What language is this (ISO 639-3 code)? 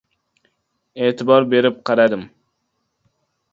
uzb